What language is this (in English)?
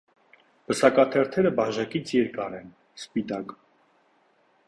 Armenian